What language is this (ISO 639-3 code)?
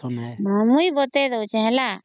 ori